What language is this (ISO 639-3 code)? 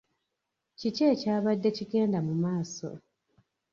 lug